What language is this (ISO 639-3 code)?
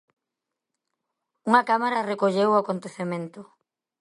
glg